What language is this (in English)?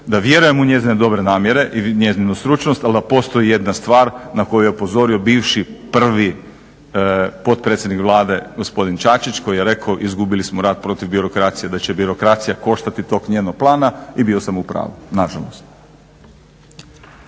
Croatian